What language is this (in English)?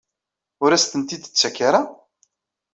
Kabyle